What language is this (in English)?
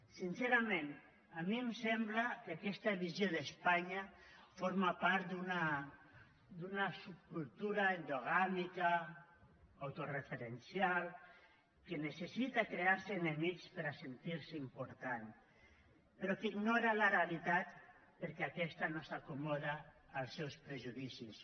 Catalan